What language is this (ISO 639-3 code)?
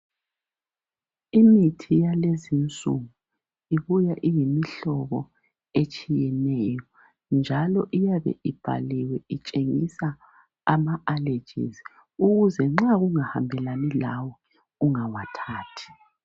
nde